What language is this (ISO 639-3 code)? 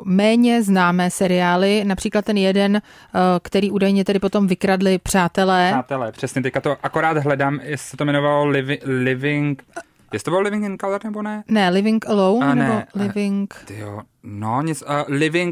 ces